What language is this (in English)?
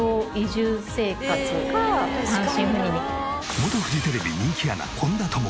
Japanese